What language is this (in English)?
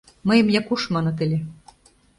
Mari